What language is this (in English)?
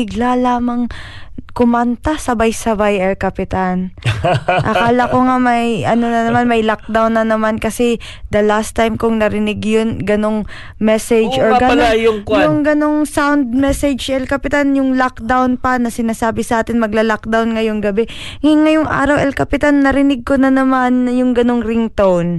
Filipino